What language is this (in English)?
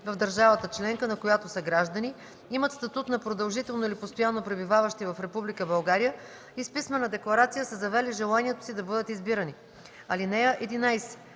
Bulgarian